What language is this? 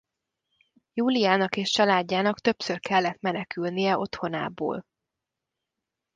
Hungarian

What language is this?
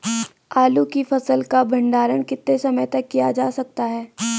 Hindi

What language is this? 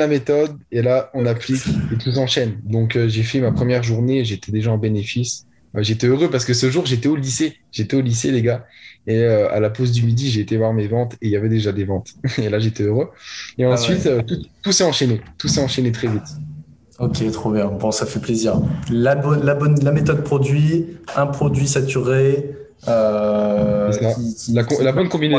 French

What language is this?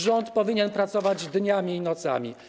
Polish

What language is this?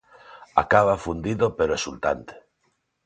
Galician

